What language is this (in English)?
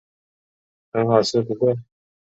Chinese